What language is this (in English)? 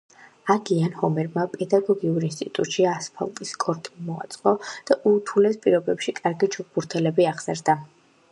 Georgian